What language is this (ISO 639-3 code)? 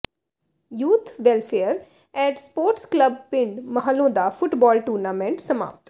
pan